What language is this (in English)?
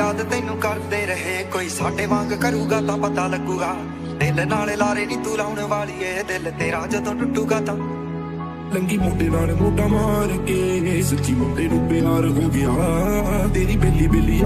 Punjabi